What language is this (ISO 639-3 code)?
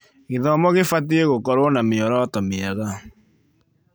kik